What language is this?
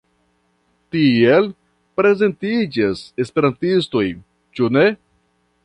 Esperanto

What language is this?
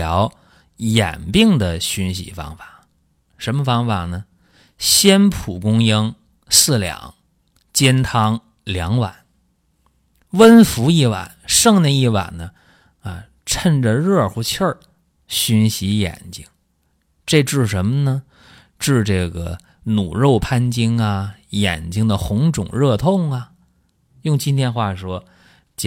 Chinese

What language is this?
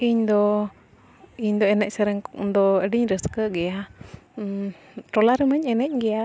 Santali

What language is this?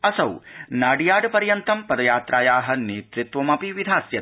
Sanskrit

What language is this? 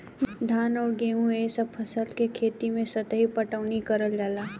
Bhojpuri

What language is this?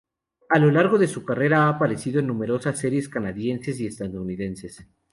Spanish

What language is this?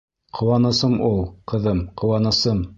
Bashkir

